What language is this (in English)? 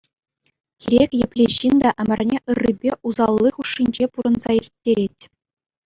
Chuvash